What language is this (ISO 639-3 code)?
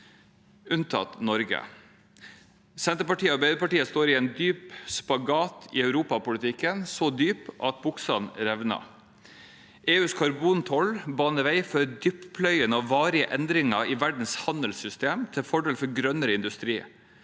nor